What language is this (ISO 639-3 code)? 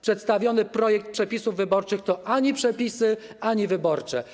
pol